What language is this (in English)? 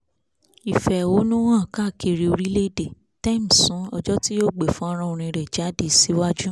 Yoruba